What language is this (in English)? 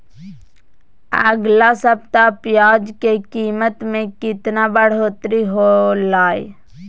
Magahi